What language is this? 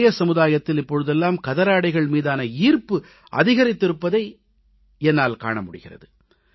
Tamil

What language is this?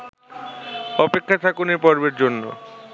Bangla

